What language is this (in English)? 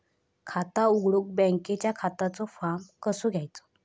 Marathi